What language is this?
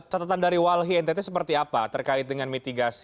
Indonesian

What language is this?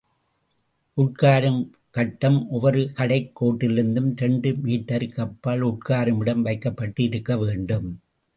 Tamil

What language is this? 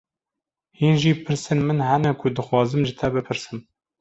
Kurdish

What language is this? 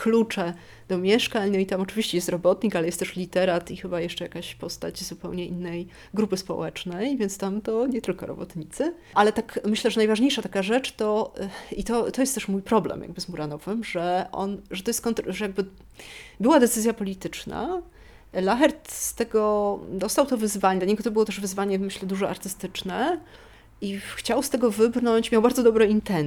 Polish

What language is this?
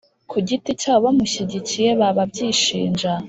Kinyarwanda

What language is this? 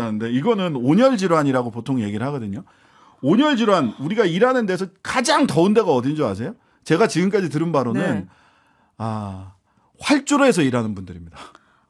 Korean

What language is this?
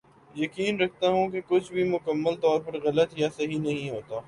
Urdu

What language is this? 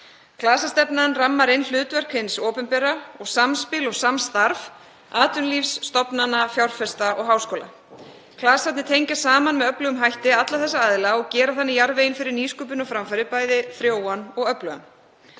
Icelandic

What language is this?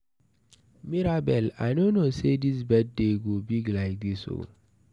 Nigerian Pidgin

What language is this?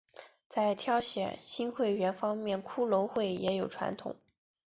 Chinese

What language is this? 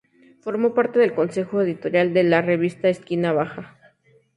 Spanish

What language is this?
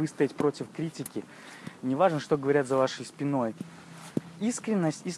Russian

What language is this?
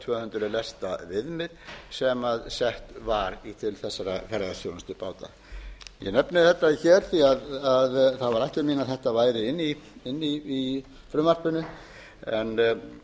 Icelandic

